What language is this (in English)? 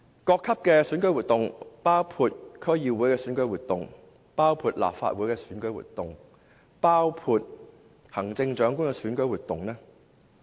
Cantonese